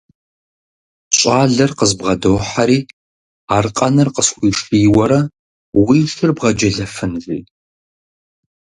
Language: Kabardian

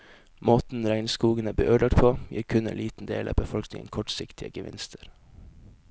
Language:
Norwegian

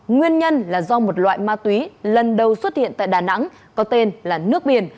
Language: Vietnamese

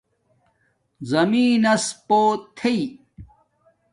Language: Domaaki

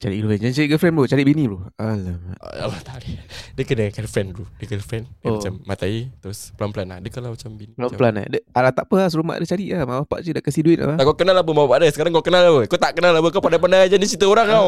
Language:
Malay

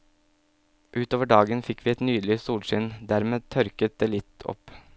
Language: Norwegian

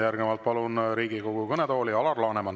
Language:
Estonian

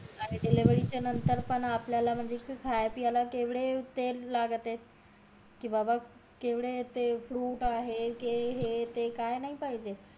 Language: Marathi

